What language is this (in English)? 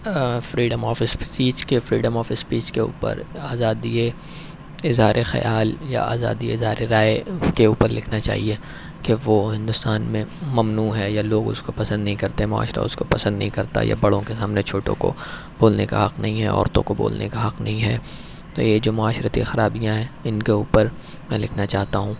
Urdu